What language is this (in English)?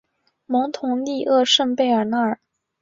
Chinese